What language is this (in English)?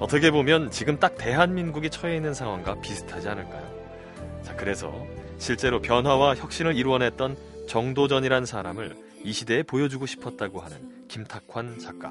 Korean